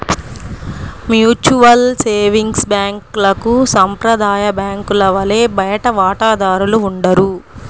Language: Telugu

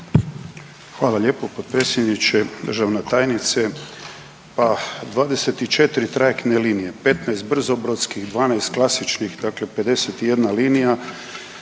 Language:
Croatian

